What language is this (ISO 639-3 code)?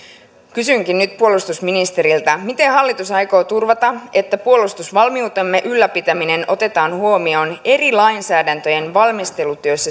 fin